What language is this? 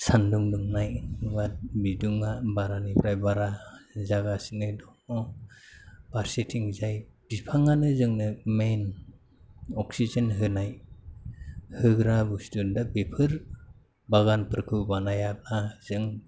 Bodo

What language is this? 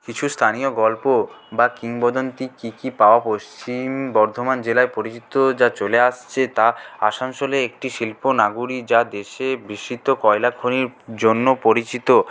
Bangla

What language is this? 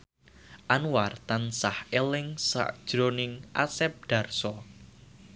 Javanese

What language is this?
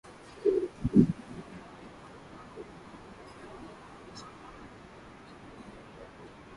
Swahili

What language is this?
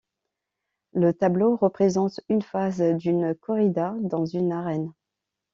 French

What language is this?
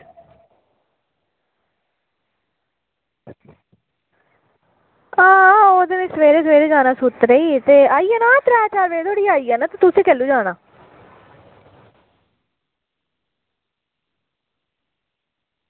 Dogri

